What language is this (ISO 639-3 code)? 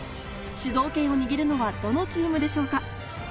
jpn